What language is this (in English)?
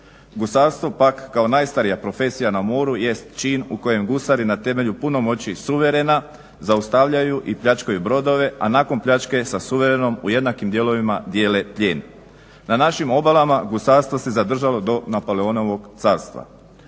Croatian